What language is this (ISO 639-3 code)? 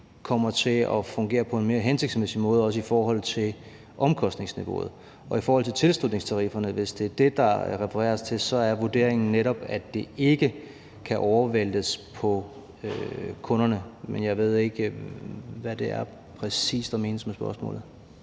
dan